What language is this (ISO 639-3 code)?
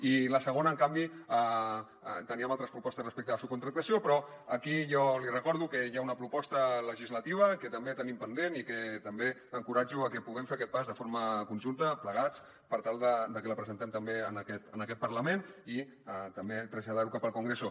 cat